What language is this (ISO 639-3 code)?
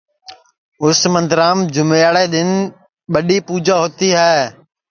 ssi